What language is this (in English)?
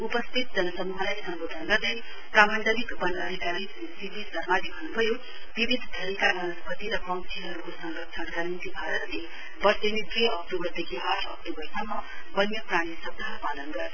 Nepali